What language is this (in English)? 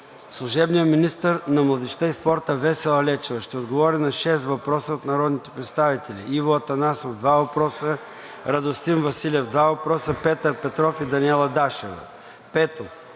Bulgarian